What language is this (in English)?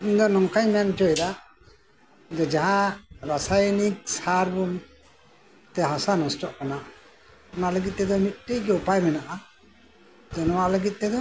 Santali